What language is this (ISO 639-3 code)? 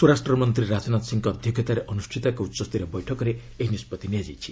ori